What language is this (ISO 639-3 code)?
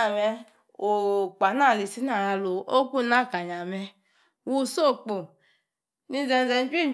ekr